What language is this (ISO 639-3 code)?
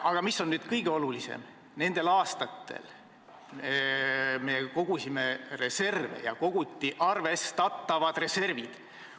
est